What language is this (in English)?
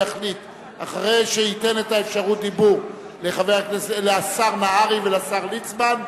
Hebrew